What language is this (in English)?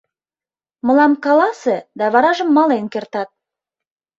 Mari